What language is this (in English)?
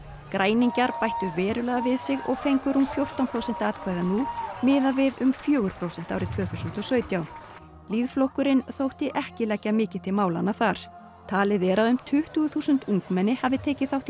Icelandic